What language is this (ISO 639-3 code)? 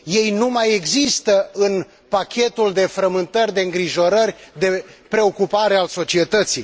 ron